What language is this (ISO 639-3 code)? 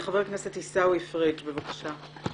heb